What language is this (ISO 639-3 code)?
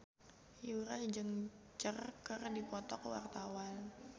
sun